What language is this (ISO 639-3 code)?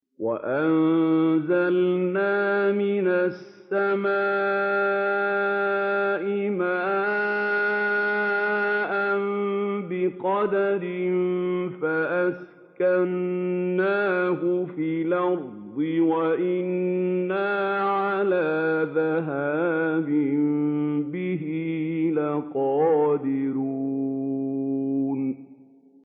ara